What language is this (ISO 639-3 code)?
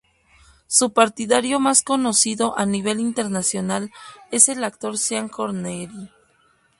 spa